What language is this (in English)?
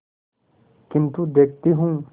Hindi